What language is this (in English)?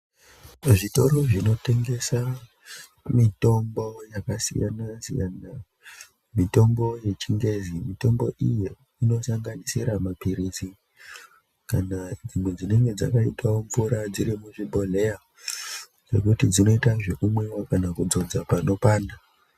Ndau